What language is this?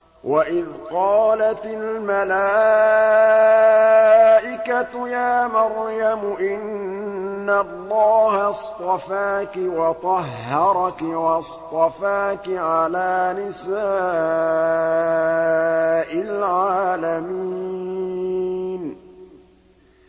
Arabic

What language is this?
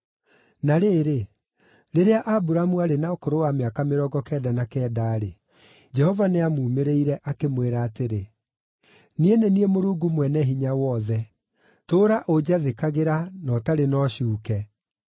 Kikuyu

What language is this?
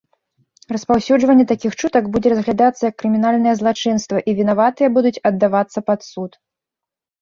Belarusian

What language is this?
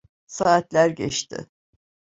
Turkish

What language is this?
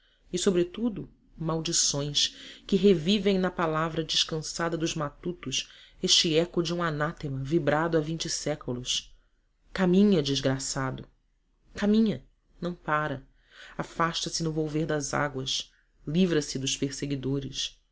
Portuguese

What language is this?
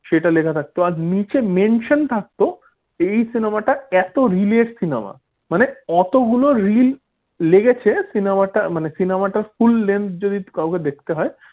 Bangla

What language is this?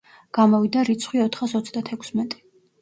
Georgian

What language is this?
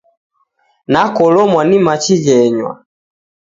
Taita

